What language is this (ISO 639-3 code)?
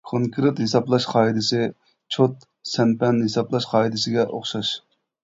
uig